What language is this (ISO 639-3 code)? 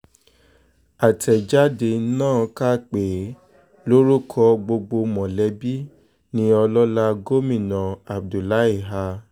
yor